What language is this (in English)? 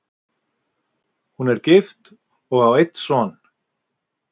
Icelandic